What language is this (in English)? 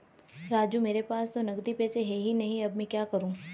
Hindi